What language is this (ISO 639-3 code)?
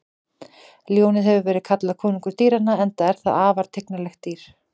isl